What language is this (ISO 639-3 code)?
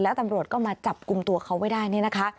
tha